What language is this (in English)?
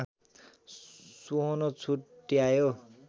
Nepali